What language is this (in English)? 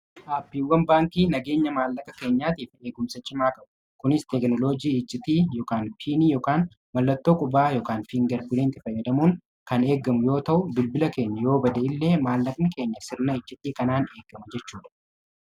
Oromo